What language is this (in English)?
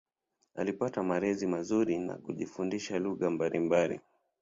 Swahili